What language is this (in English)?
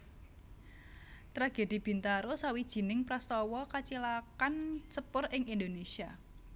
Javanese